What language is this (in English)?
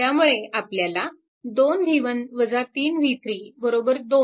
Marathi